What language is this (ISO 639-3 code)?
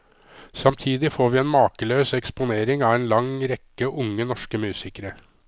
nor